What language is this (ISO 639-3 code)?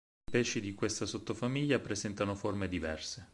ita